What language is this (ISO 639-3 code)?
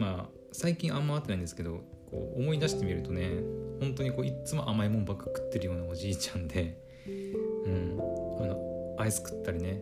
jpn